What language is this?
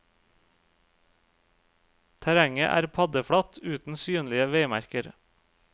Norwegian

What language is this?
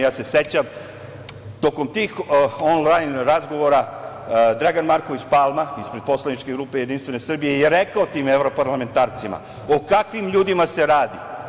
Serbian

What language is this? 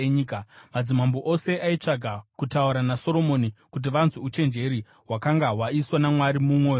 Shona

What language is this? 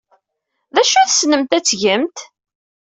Kabyle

